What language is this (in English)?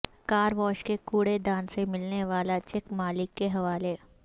Urdu